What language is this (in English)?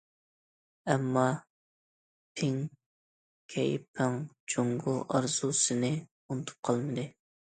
Uyghur